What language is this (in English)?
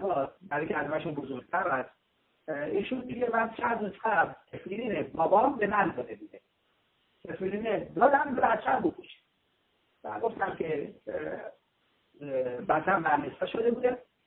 Persian